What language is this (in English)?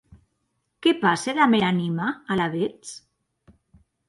Occitan